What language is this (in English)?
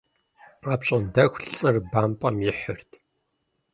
Kabardian